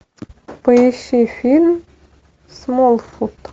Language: Russian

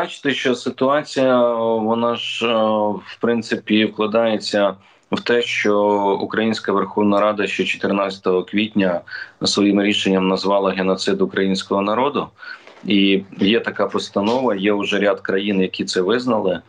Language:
Ukrainian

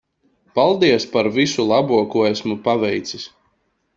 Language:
Latvian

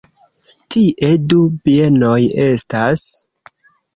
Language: Esperanto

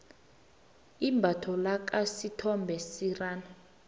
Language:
South Ndebele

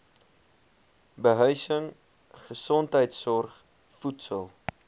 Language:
Afrikaans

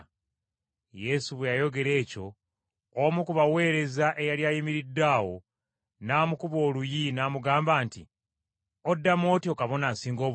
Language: Ganda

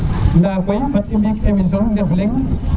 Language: Serer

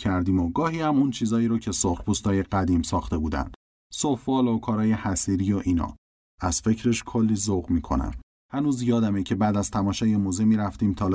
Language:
Persian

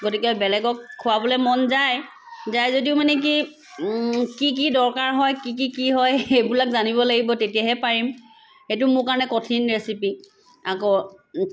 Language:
Assamese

